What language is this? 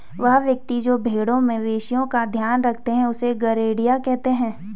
Hindi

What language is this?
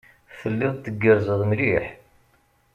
Kabyle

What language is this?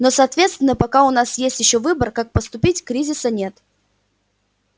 Russian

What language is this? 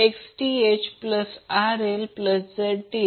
Marathi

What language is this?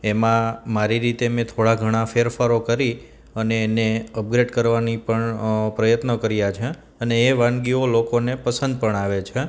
Gujarati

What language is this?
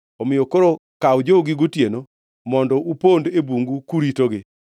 Luo (Kenya and Tanzania)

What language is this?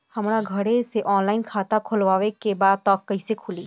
Bhojpuri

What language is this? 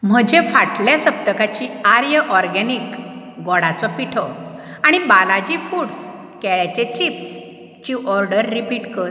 Konkani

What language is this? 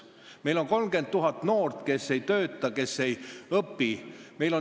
Estonian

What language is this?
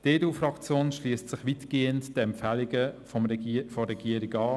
Swiss German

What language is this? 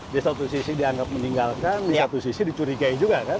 Indonesian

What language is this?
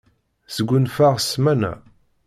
Kabyle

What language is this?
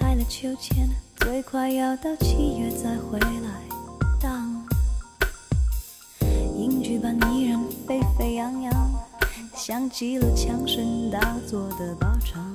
Chinese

